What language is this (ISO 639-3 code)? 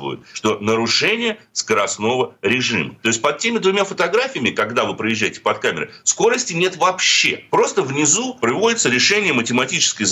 rus